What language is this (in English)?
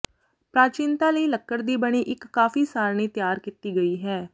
Punjabi